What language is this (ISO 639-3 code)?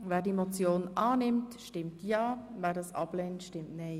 gsw